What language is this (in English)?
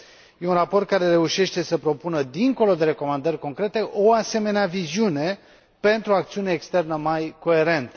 Romanian